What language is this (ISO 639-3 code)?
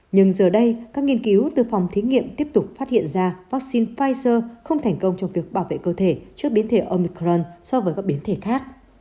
vie